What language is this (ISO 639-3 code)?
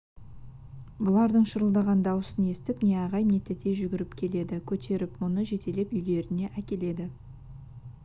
kaz